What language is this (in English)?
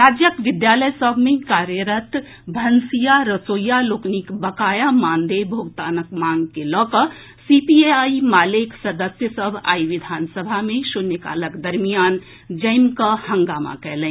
Maithili